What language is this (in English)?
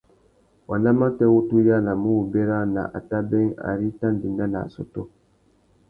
Tuki